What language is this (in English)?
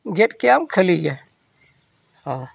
Santali